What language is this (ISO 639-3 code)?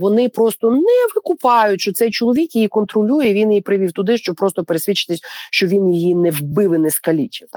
ukr